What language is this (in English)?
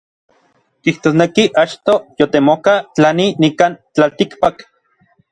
Orizaba Nahuatl